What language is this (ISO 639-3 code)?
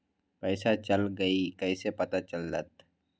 mag